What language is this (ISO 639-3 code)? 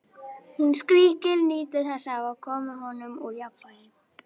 isl